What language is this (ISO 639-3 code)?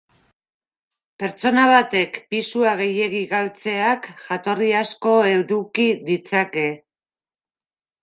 eus